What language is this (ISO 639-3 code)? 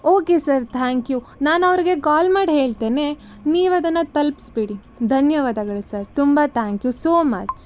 kan